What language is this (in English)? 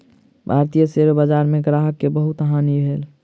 Maithili